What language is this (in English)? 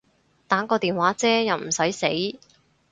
Cantonese